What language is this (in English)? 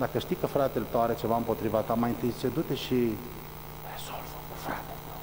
Romanian